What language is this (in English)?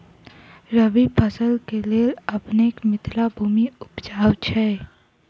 Maithili